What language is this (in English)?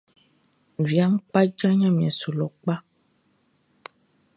Baoulé